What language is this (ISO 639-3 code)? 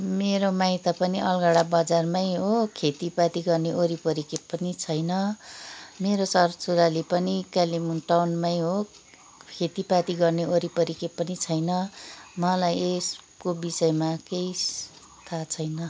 nep